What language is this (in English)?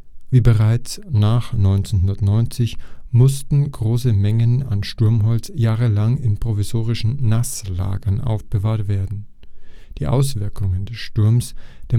German